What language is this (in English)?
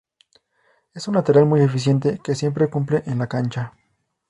Spanish